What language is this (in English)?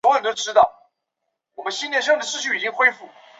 Chinese